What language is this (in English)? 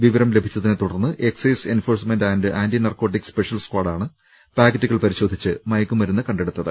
Malayalam